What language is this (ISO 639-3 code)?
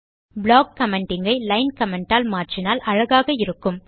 tam